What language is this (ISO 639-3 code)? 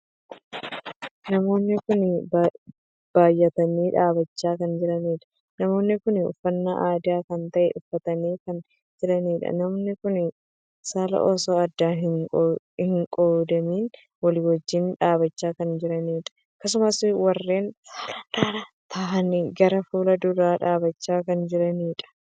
orm